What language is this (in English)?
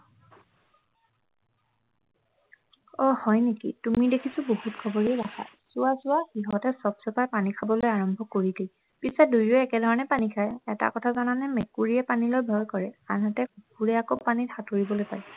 Assamese